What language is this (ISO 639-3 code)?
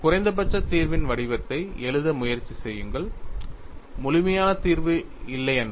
tam